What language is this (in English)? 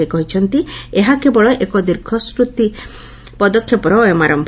Odia